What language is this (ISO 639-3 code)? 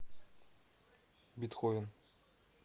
rus